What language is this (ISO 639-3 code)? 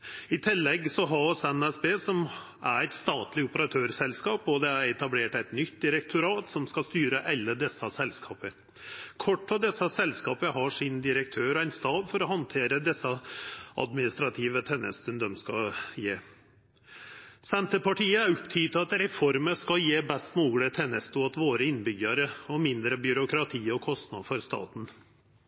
nno